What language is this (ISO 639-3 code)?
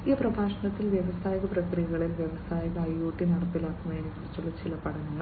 mal